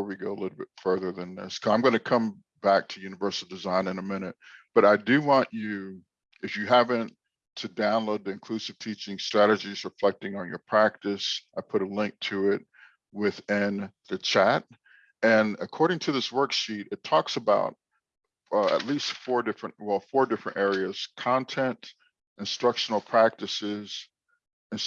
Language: English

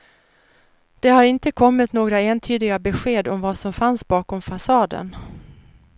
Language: Swedish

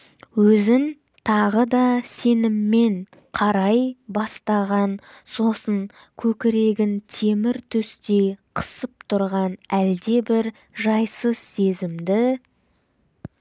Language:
Kazakh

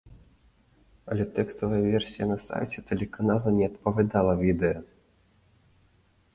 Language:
Belarusian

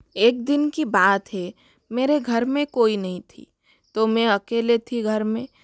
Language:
Hindi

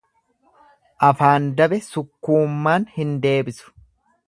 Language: Oromo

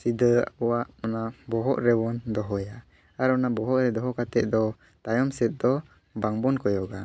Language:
Santali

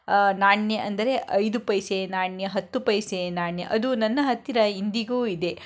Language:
Kannada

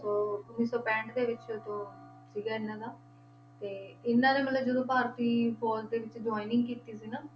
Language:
Punjabi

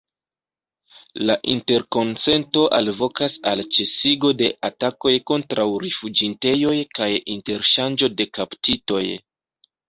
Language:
Esperanto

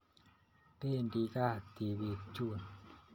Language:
Kalenjin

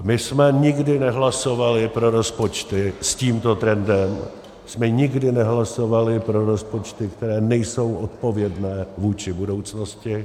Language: Czech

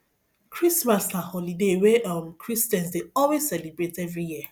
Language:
Nigerian Pidgin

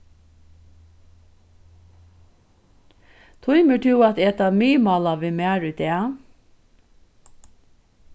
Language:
Faroese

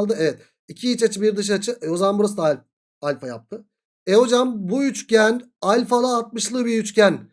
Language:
Turkish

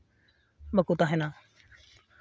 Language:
Santali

